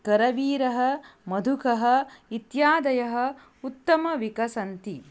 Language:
Sanskrit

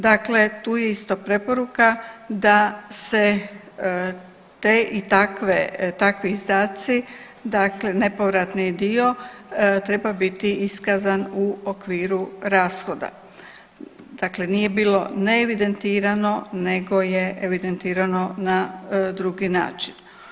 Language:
Croatian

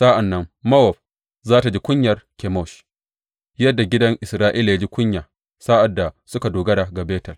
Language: Hausa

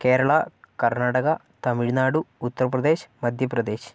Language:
Malayalam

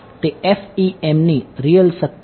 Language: Gujarati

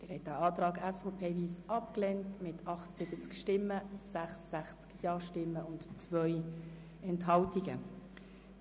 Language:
Swiss German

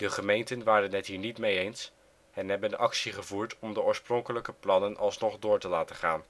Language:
Dutch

